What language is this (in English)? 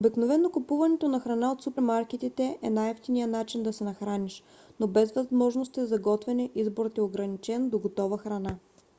Bulgarian